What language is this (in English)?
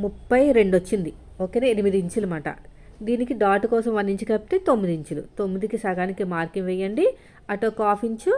Telugu